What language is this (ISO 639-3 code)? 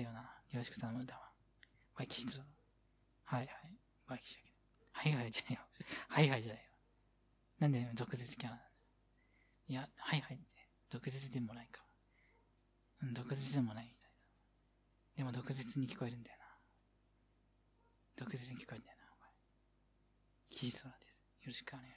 jpn